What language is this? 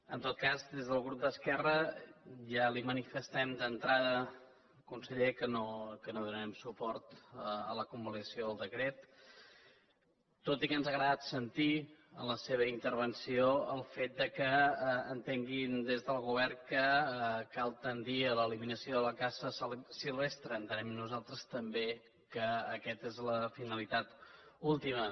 Catalan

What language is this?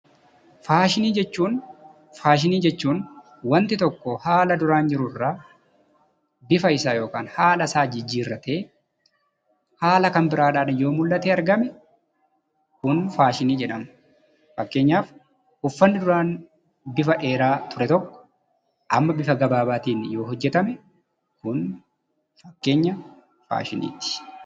Oromo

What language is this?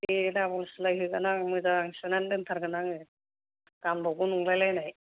Bodo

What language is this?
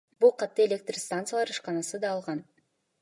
Kyrgyz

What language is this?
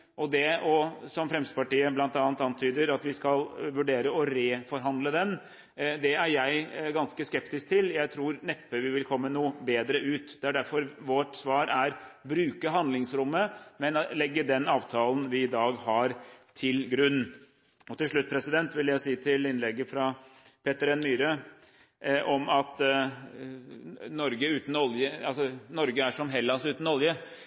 Norwegian Bokmål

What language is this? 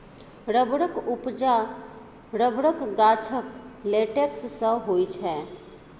Maithili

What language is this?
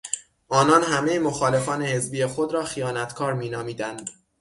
Persian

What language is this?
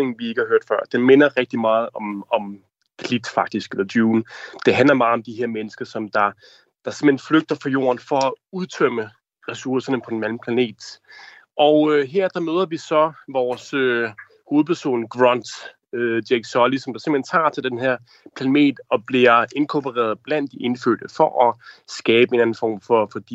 Danish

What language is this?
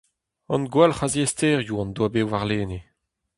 Breton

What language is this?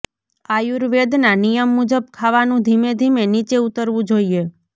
Gujarati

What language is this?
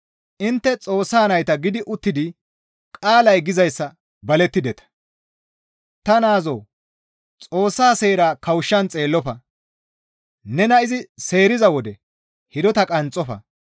Gamo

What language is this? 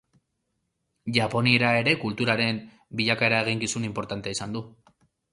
Basque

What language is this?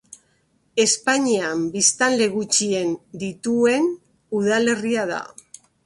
Basque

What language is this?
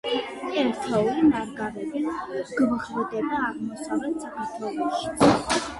Georgian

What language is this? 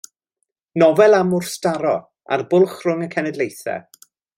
Welsh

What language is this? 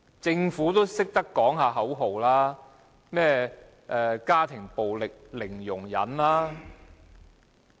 Cantonese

